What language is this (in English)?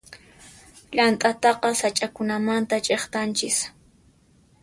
Puno Quechua